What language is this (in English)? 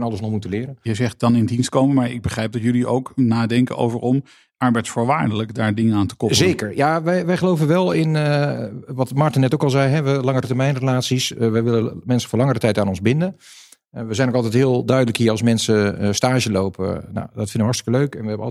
Dutch